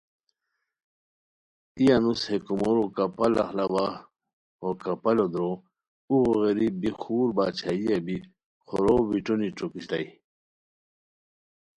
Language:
Khowar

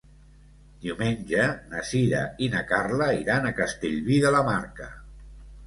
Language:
Catalan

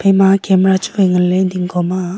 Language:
Wancho Naga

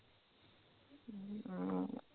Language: Punjabi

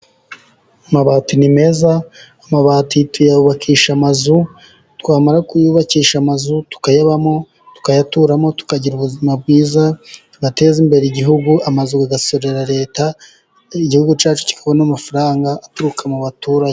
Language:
Kinyarwanda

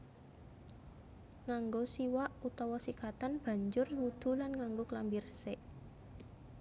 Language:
Javanese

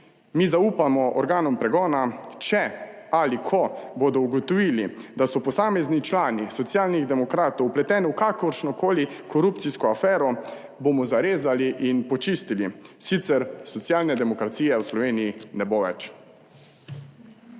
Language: Slovenian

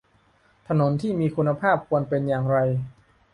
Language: Thai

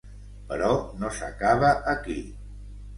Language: Catalan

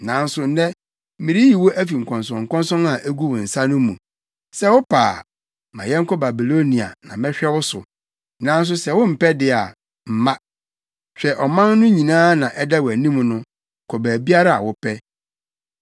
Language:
Akan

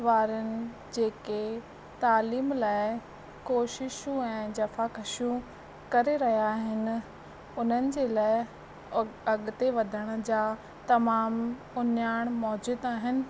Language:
Sindhi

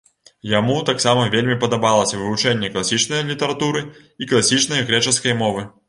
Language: Belarusian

